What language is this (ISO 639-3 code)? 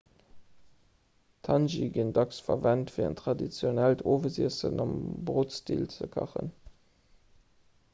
ltz